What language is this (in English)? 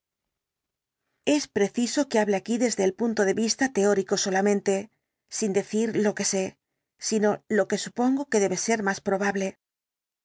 Spanish